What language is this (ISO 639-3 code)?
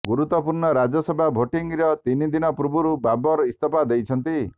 ori